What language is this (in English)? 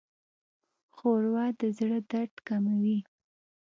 Pashto